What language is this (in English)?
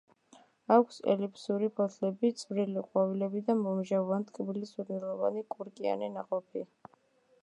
Georgian